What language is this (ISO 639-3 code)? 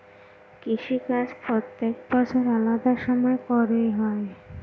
ben